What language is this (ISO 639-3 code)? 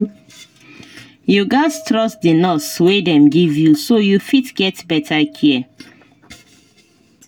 pcm